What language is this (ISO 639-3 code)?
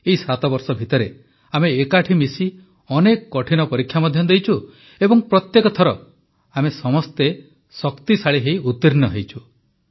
ori